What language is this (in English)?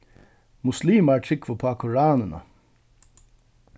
Faroese